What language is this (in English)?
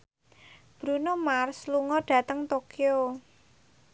Javanese